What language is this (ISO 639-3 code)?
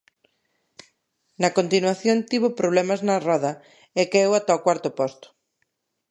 glg